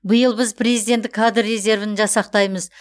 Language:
Kazakh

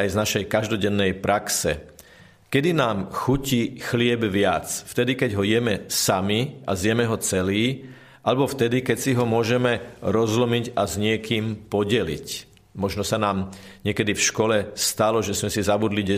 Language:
Slovak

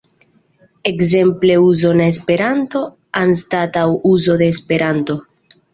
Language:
Esperanto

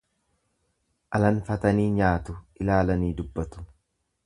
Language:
Oromo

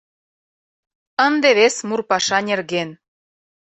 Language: Mari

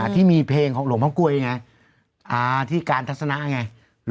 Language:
Thai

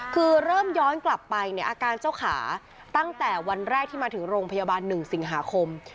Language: Thai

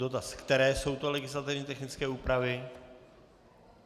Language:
Czech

